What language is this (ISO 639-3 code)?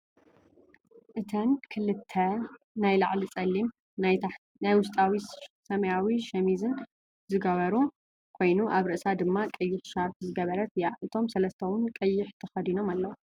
tir